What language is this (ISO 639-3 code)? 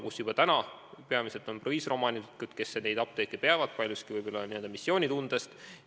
est